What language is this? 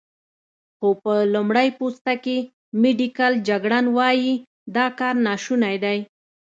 Pashto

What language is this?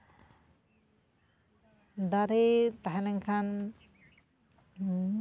Santali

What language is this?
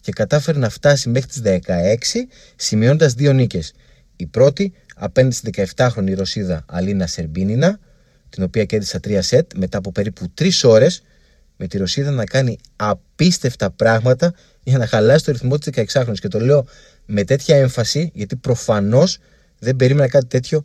Greek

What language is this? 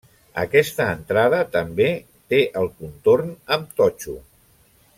Catalan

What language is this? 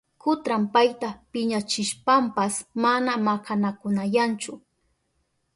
Southern Pastaza Quechua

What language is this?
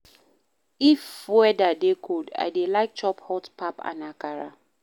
Nigerian Pidgin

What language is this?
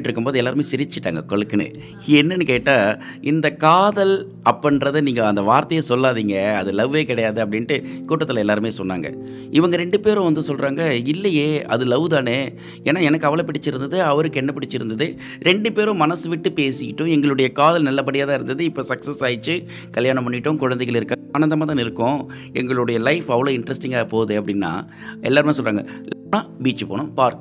Tamil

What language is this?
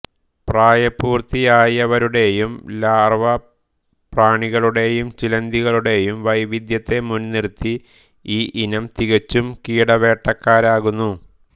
Malayalam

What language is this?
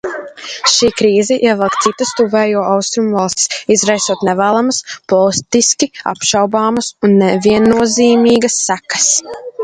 Latvian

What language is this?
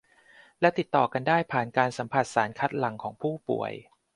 Thai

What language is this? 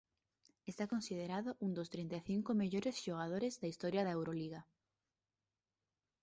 Galician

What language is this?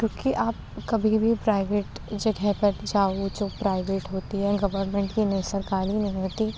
Urdu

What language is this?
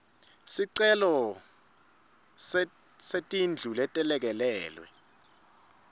Swati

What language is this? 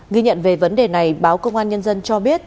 Vietnamese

